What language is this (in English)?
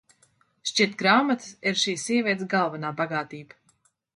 Latvian